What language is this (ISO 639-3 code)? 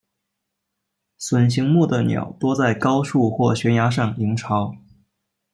zho